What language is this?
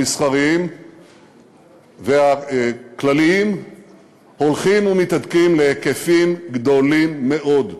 Hebrew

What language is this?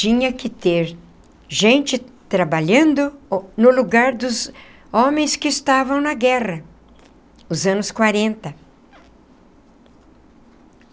Portuguese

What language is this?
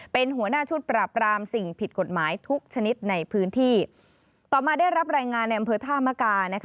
Thai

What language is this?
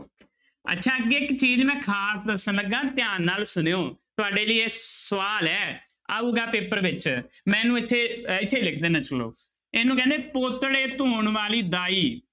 Punjabi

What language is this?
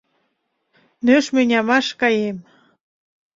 Mari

